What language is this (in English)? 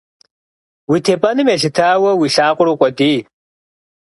Kabardian